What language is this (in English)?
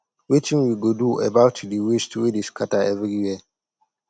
Nigerian Pidgin